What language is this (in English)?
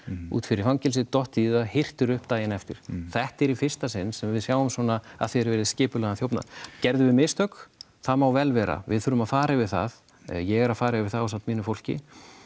Icelandic